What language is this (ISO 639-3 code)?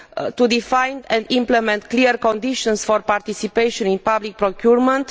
eng